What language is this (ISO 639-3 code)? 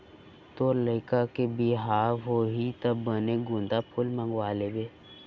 hne